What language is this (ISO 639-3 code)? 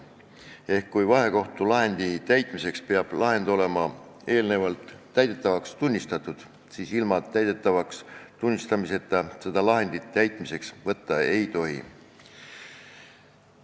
est